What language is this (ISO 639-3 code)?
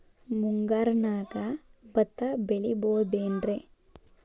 kan